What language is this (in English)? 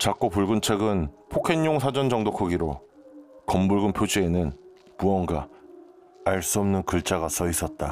Korean